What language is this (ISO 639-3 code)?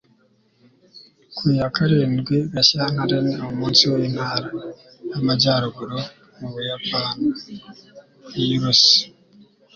kin